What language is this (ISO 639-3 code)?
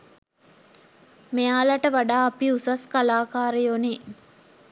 sin